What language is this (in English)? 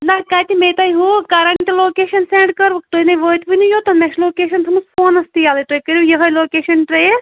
Kashmiri